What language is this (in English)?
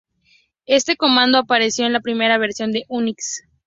Spanish